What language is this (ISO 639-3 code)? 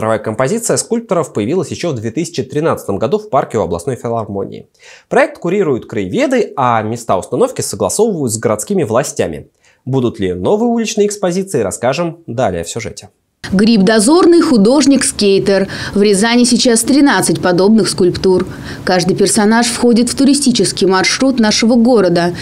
rus